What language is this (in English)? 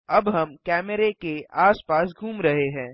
Hindi